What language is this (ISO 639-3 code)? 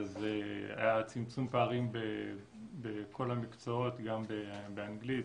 heb